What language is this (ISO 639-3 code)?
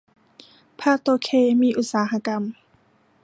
tha